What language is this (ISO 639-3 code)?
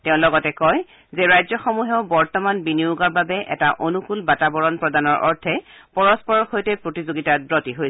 asm